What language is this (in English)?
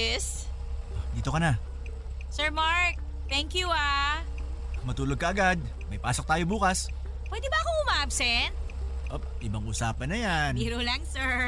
Filipino